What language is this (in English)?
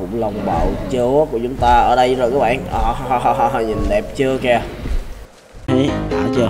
Vietnamese